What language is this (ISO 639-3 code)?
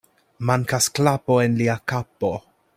epo